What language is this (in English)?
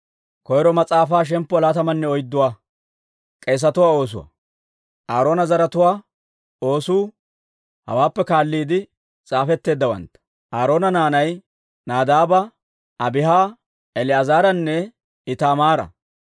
Dawro